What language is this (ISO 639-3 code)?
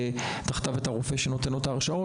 heb